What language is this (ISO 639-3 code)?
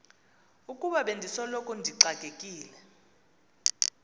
xho